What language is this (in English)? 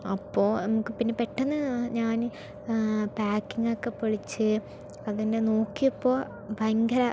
Malayalam